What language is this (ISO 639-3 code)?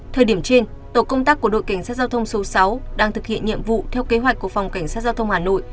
vie